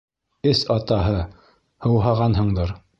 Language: Bashkir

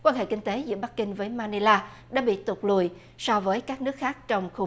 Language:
Vietnamese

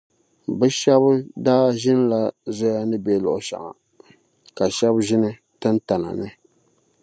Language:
Dagbani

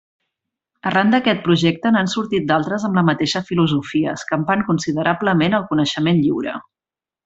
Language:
Catalan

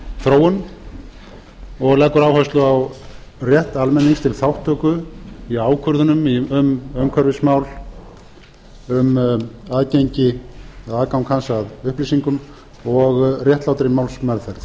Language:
Icelandic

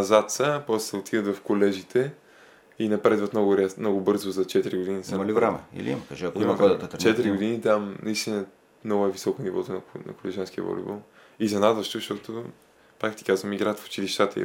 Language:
Bulgarian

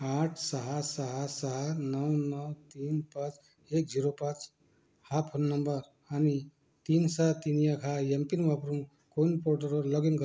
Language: Marathi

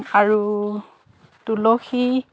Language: Assamese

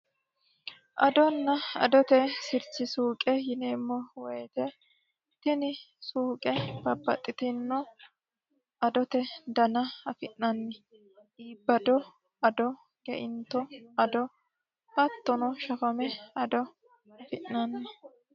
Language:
Sidamo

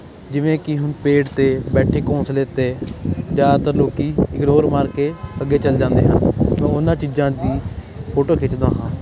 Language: Punjabi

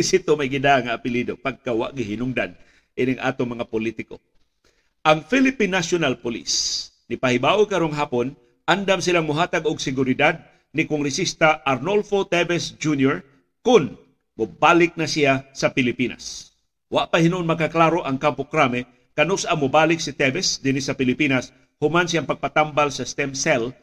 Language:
Filipino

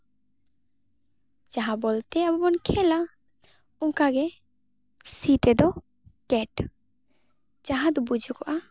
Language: Santali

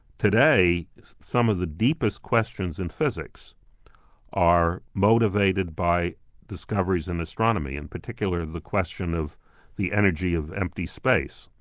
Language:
English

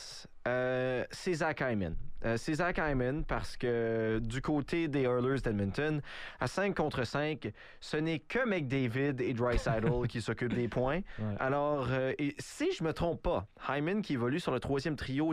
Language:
French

